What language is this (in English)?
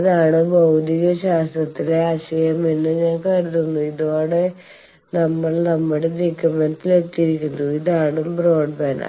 Malayalam